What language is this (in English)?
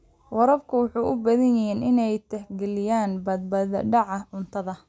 Somali